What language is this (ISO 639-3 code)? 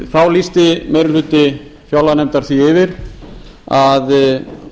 isl